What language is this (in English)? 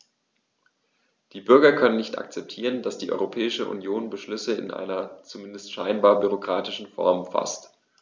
German